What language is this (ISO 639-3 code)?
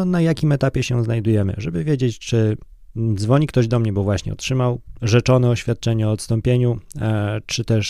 pol